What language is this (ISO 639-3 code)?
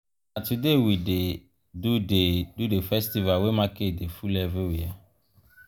pcm